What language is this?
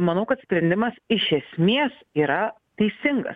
Lithuanian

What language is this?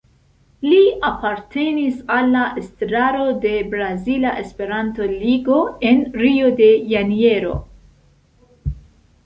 Esperanto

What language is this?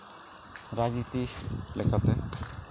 Santali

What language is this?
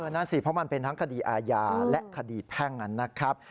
Thai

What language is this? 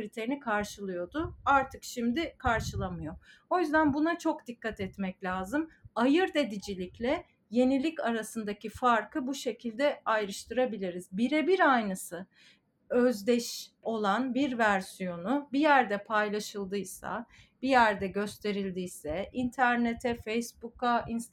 Turkish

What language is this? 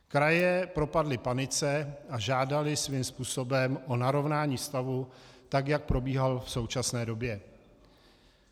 Czech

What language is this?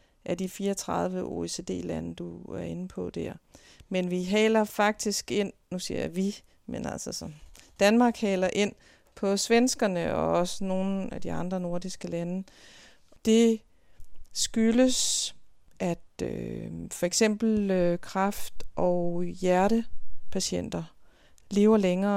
Danish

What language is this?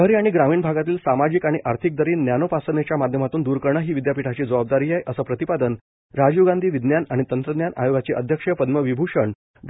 Marathi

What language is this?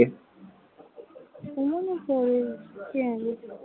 Bangla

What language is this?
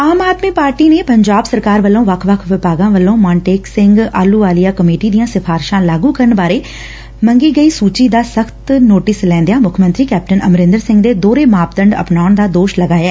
Punjabi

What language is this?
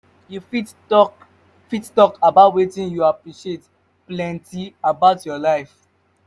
Nigerian Pidgin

